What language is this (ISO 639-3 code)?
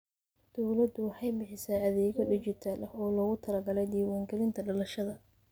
som